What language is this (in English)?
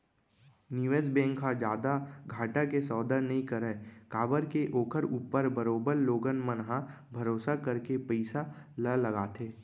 Chhattisgarhi